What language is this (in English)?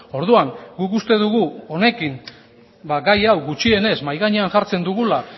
Basque